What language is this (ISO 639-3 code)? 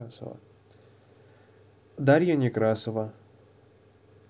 rus